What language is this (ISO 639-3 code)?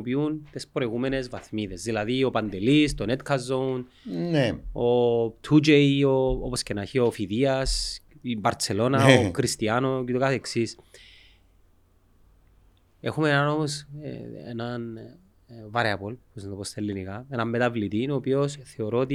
ell